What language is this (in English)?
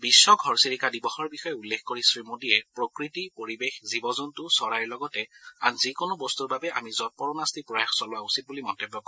Assamese